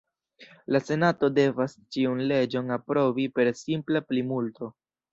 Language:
Esperanto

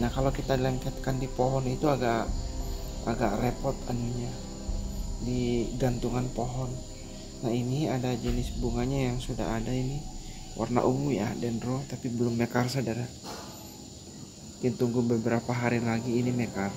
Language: Indonesian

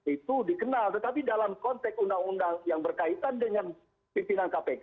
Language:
Indonesian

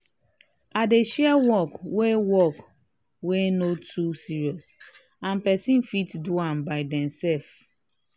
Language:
Nigerian Pidgin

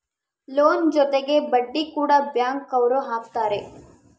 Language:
Kannada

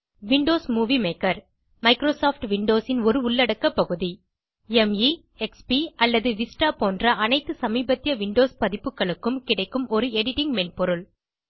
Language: Tamil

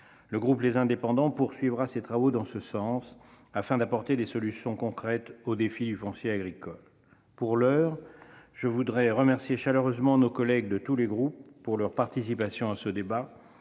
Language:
French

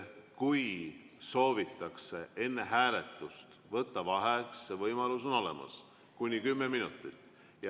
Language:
Estonian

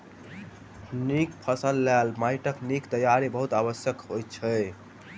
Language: Maithili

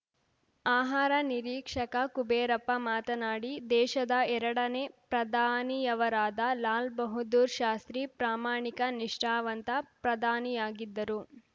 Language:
Kannada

